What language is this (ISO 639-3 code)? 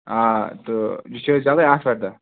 kas